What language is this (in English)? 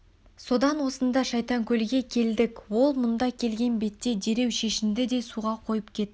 Kazakh